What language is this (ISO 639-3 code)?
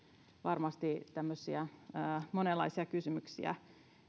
fin